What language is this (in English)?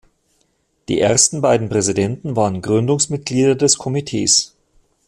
German